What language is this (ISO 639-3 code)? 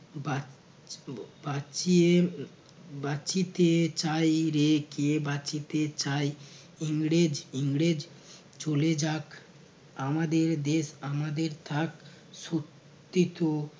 ben